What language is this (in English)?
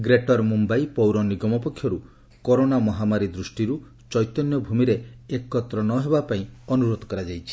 Odia